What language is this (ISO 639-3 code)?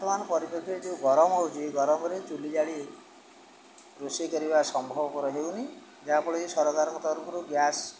ori